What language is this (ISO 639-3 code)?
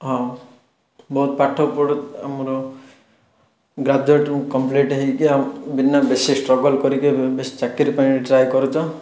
ori